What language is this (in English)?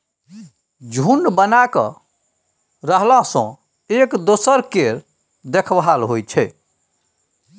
Maithili